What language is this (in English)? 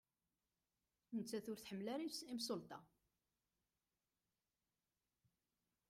Kabyle